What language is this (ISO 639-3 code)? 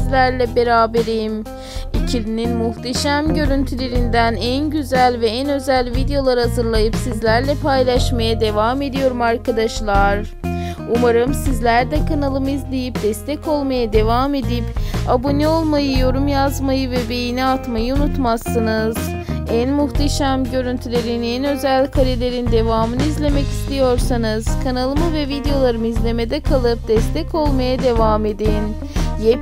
tur